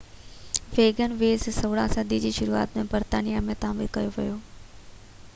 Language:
Sindhi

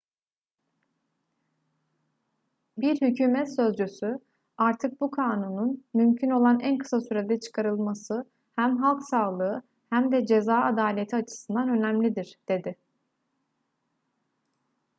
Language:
Turkish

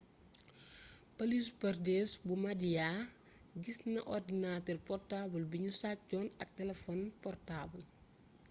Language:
Wolof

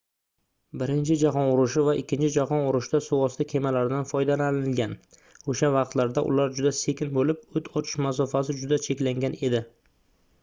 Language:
Uzbek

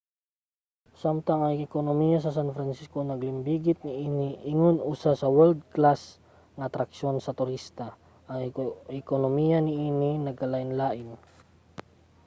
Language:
Cebuano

